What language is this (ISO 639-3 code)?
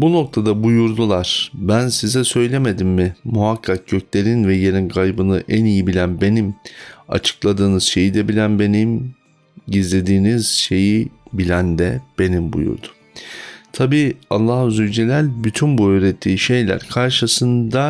tur